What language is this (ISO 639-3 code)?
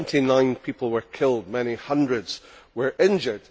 eng